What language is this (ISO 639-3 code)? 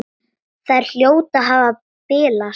isl